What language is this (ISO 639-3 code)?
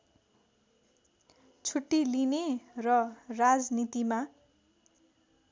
nep